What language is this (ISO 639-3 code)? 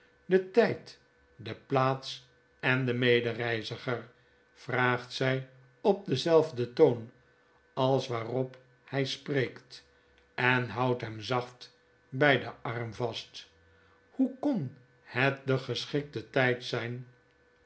nld